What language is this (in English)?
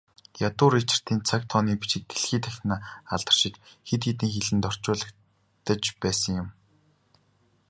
Mongolian